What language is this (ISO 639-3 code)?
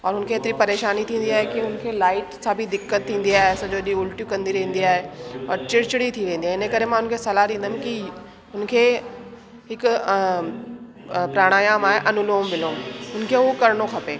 snd